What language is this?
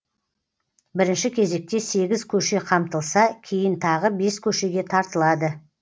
Kazakh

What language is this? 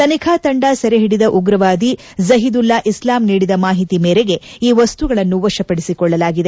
Kannada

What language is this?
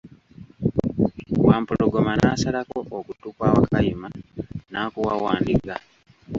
Ganda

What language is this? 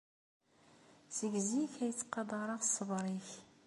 Kabyle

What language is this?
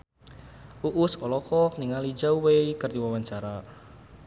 Sundanese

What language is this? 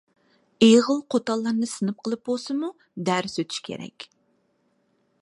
Uyghur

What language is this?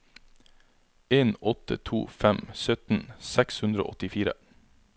Norwegian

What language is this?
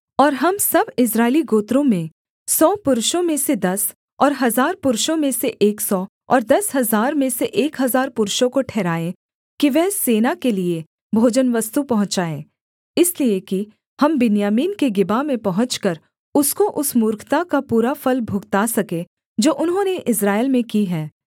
Hindi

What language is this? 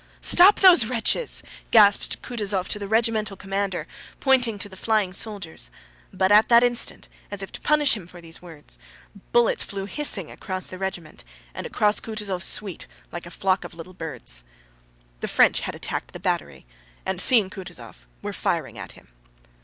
English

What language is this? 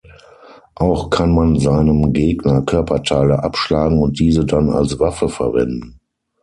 German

